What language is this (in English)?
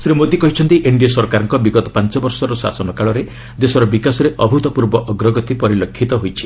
Odia